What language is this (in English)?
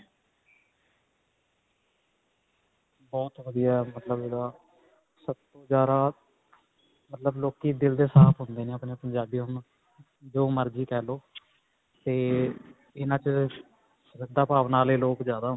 Punjabi